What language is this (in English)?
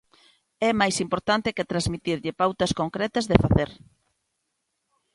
Galician